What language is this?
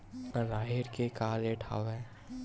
Chhattisgarhi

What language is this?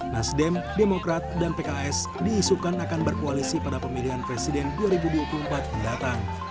Indonesian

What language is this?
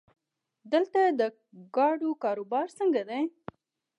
Pashto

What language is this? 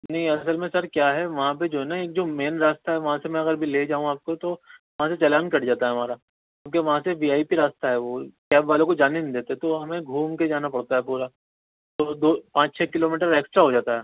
Urdu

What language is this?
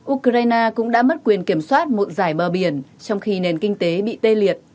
Vietnamese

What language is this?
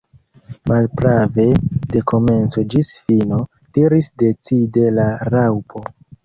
Esperanto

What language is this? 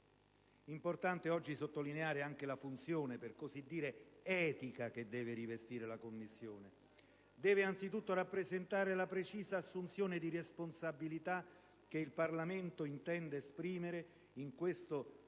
Italian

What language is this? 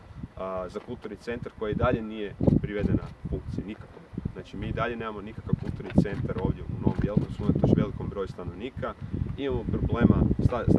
Croatian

